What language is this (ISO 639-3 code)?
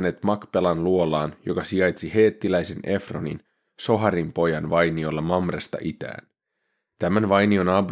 fin